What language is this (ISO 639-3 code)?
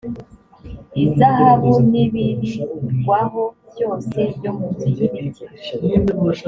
kin